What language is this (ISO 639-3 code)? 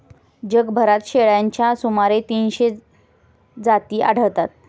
mar